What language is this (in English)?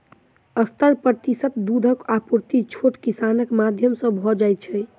Maithili